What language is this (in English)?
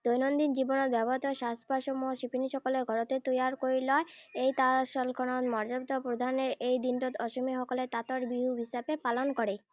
Assamese